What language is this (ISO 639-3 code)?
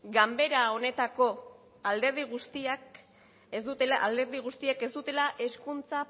eus